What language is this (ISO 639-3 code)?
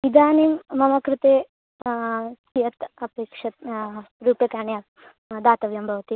san